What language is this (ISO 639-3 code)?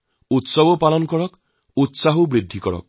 asm